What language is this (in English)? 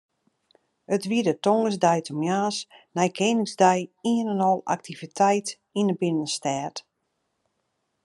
Western Frisian